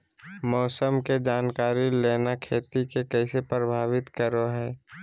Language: Magahi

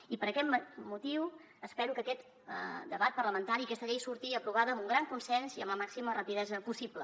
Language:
Catalan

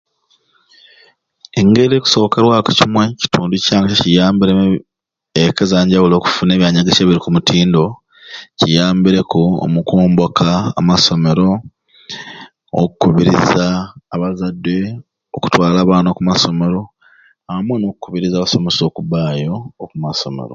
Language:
Ruuli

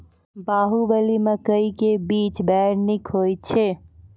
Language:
Maithili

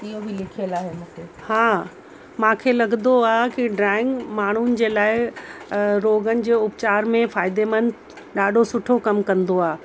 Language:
Sindhi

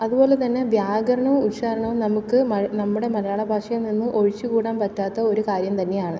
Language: Malayalam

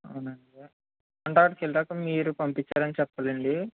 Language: Telugu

